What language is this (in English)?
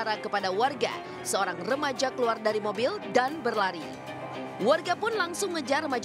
Indonesian